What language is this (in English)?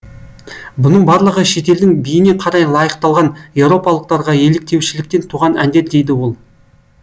Kazakh